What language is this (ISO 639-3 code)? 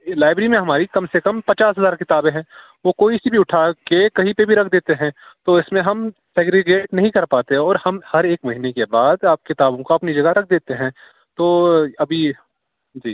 urd